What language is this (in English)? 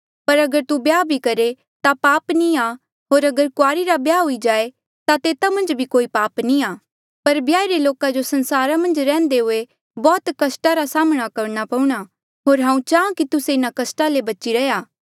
Mandeali